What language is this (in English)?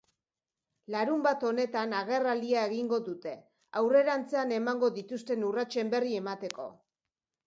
Basque